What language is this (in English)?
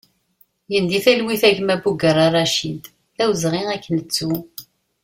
Kabyle